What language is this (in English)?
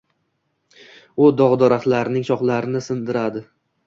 Uzbek